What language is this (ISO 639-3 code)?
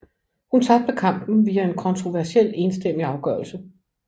dan